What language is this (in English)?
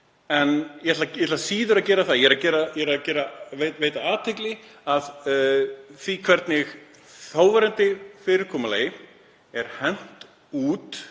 Icelandic